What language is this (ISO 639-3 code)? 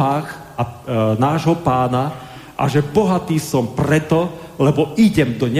slk